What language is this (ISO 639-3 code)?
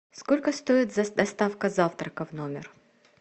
rus